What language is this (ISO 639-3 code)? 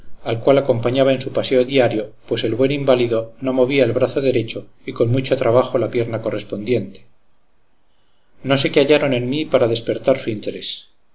spa